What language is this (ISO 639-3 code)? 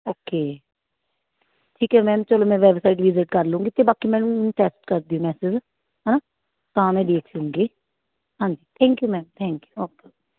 pan